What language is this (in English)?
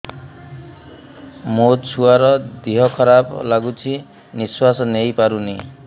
Odia